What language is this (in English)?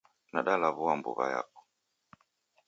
Taita